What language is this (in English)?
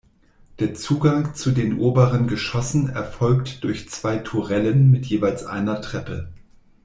German